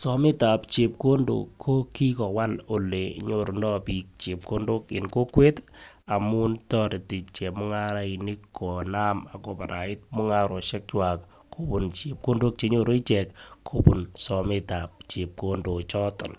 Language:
Kalenjin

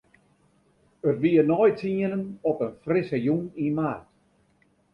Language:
Western Frisian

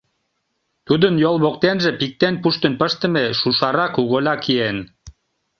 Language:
Mari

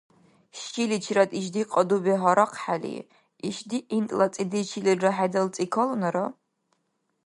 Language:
Dargwa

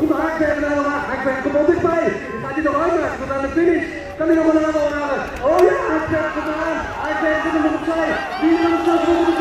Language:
Dutch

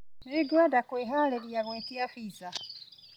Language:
Kikuyu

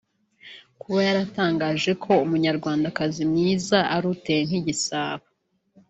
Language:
Kinyarwanda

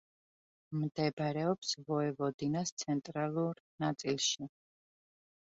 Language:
Georgian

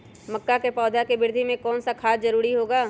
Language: Magahi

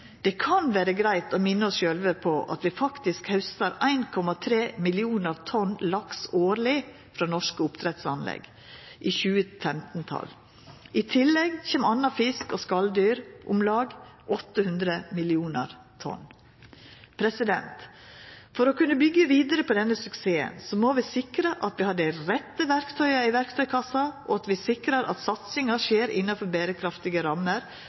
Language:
Norwegian Nynorsk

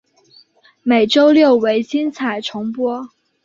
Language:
Chinese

